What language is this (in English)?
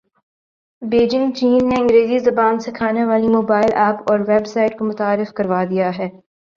Urdu